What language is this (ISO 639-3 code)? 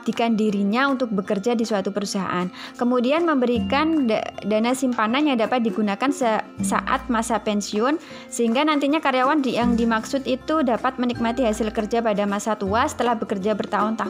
ind